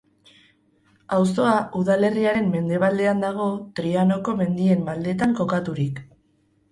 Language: Basque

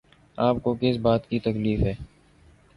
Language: Urdu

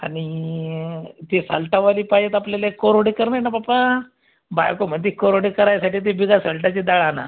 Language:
Marathi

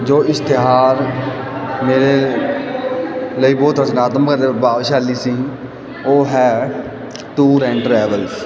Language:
Punjabi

